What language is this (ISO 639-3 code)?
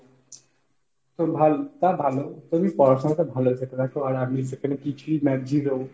ben